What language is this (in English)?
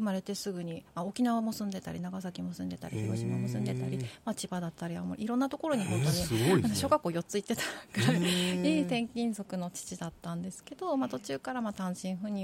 Japanese